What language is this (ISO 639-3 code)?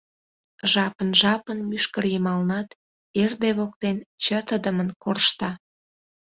chm